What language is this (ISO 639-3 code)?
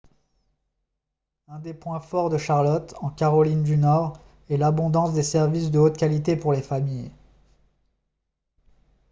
fra